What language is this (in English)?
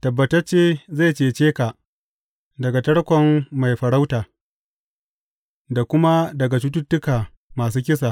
Hausa